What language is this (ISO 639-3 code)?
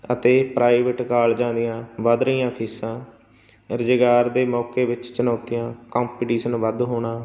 pan